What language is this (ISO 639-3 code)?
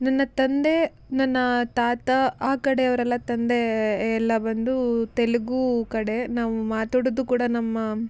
kan